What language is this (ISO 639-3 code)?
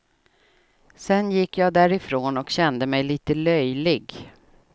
swe